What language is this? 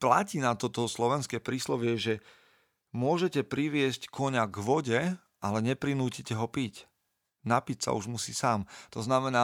Slovak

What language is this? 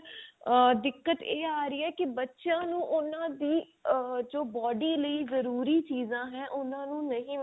Punjabi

